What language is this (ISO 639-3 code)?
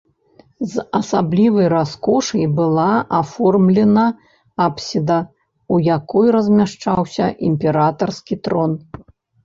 bel